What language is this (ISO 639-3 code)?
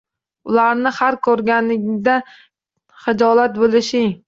uzb